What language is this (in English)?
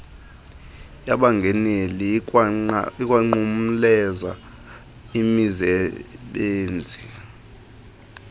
Xhosa